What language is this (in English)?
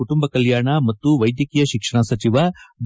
Kannada